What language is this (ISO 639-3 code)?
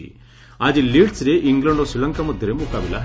ori